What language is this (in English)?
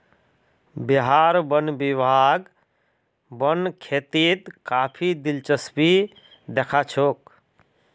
Magahi